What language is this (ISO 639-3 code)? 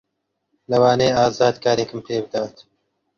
ckb